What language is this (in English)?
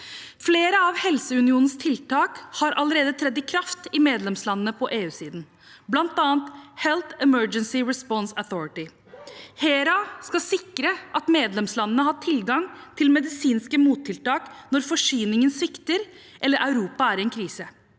Norwegian